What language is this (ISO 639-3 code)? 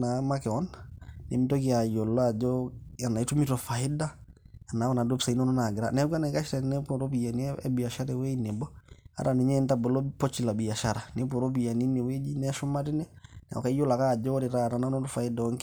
mas